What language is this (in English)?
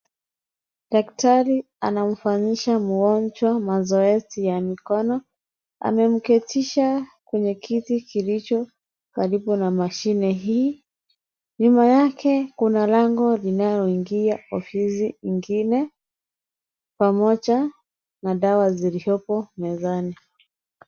Swahili